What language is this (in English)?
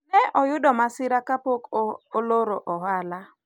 Luo (Kenya and Tanzania)